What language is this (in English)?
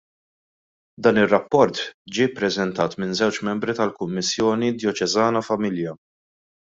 Maltese